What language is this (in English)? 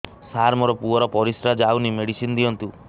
Odia